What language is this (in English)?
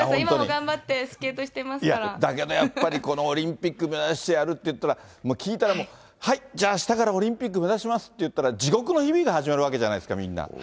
Japanese